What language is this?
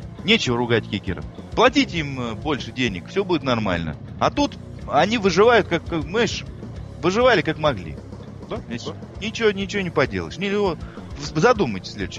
Russian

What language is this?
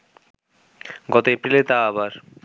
Bangla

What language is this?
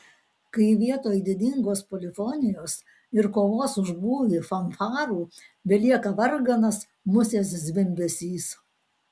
Lithuanian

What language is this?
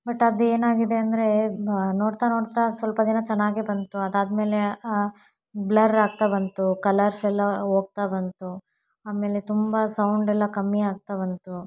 Kannada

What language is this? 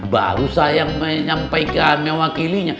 Indonesian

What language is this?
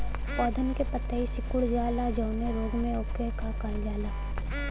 Bhojpuri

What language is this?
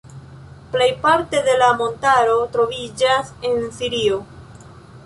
Esperanto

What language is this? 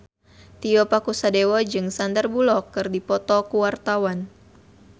Sundanese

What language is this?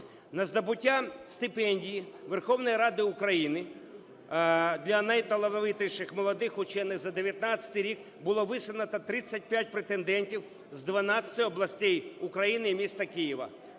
Ukrainian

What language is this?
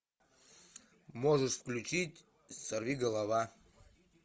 Russian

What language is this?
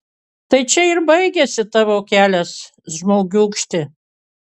Lithuanian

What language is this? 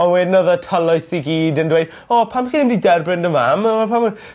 Welsh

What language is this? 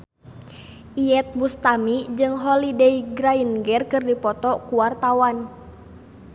Sundanese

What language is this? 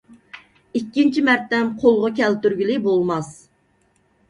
Uyghur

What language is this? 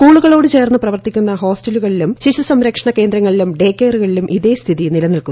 Malayalam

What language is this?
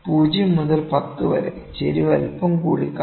Malayalam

